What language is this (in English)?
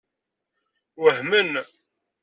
Kabyle